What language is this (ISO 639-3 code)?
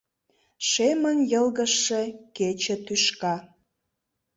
chm